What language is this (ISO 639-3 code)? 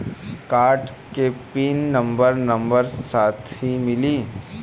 bho